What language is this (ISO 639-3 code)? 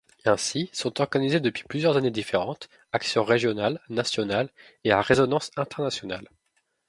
fra